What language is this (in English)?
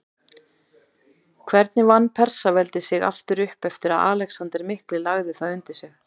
Icelandic